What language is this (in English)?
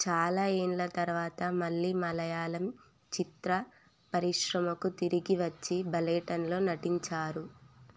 Telugu